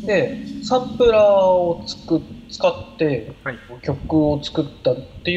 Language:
Japanese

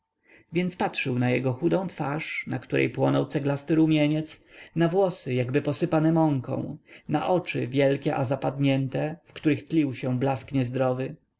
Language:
Polish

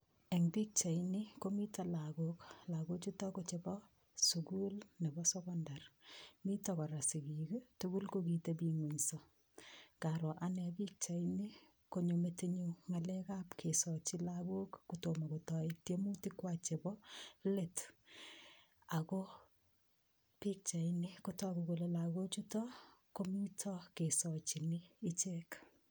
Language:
Kalenjin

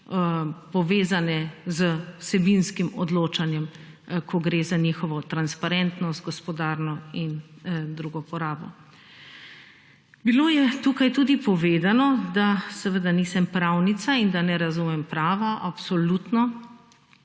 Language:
Slovenian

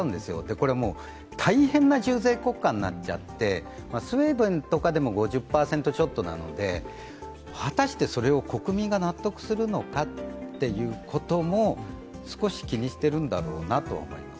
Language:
Japanese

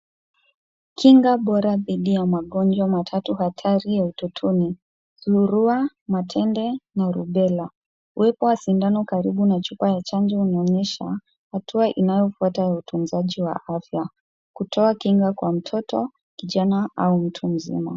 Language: Swahili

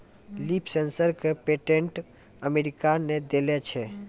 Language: Maithili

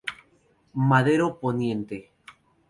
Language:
Spanish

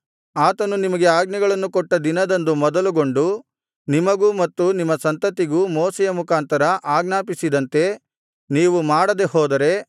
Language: Kannada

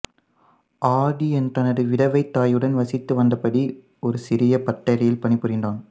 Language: Tamil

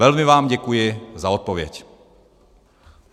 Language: Czech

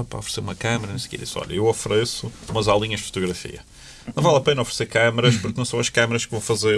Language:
Portuguese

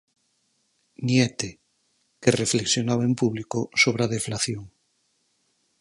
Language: Galician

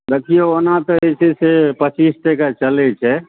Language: Maithili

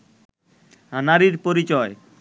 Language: Bangla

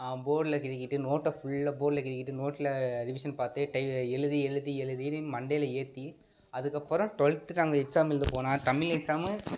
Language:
Tamil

